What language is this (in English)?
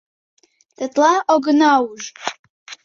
Mari